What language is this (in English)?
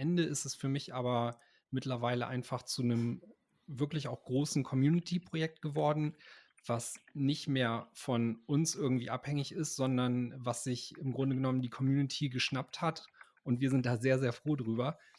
German